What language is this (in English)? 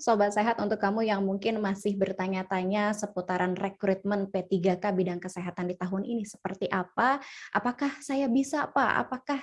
Indonesian